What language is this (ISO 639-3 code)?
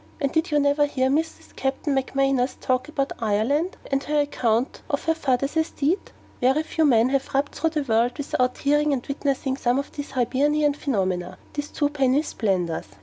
eng